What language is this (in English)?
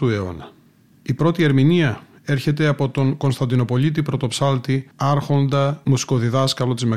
Greek